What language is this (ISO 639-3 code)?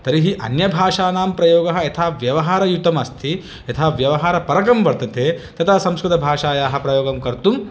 san